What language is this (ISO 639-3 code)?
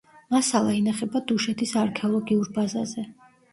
kat